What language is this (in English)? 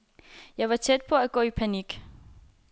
Danish